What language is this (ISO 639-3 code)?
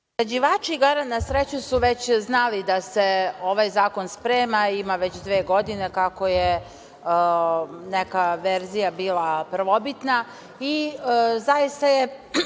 srp